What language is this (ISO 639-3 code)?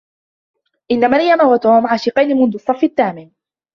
ara